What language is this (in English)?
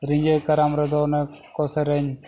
Santali